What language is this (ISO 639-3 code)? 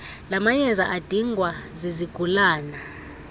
xho